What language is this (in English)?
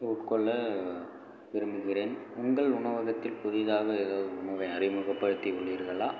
Tamil